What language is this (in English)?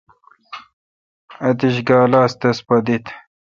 Kalkoti